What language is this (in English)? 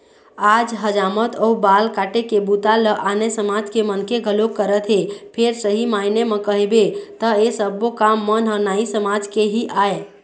Chhattisgarhi